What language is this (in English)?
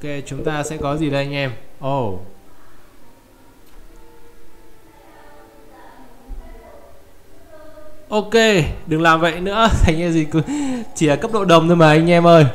Vietnamese